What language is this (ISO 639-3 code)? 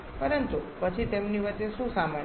guj